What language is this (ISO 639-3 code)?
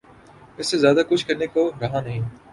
urd